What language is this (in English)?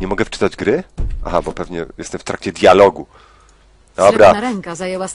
Polish